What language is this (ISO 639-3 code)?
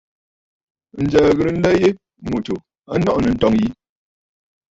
bfd